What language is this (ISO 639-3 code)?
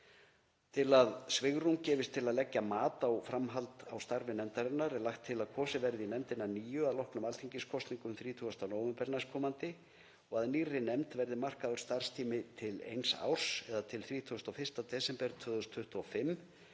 isl